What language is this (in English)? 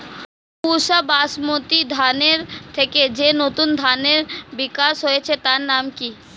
Bangla